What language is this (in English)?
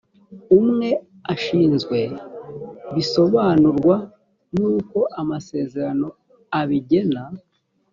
Kinyarwanda